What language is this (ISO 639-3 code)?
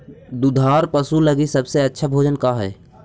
mag